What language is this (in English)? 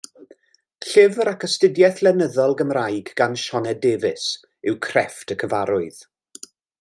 Welsh